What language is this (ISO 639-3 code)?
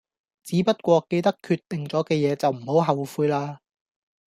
yue